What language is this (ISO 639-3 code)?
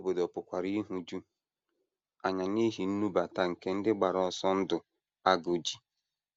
ibo